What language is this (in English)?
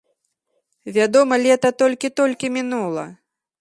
Belarusian